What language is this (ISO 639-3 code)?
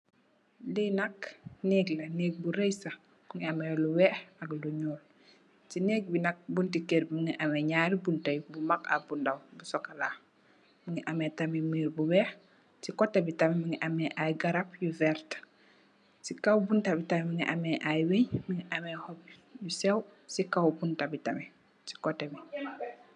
wol